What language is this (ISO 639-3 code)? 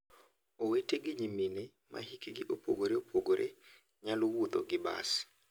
luo